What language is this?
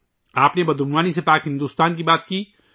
Urdu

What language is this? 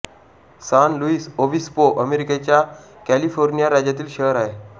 Marathi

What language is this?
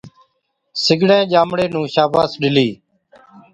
Od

